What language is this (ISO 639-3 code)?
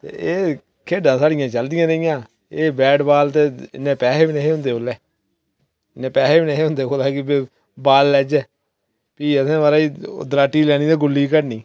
doi